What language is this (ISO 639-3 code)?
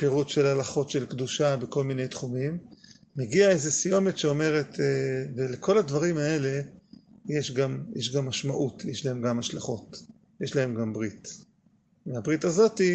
heb